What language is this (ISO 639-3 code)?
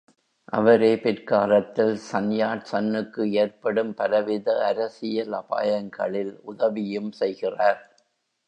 tam